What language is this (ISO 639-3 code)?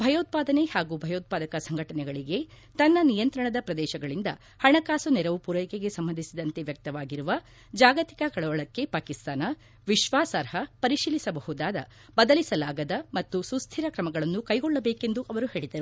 kan